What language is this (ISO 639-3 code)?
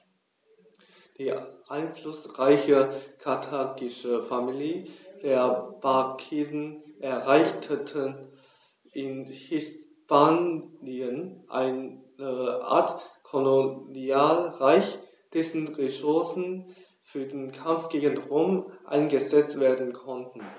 deu